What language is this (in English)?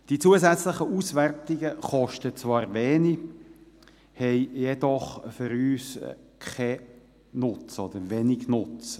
Swiss German